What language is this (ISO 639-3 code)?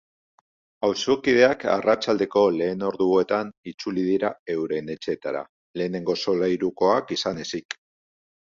eus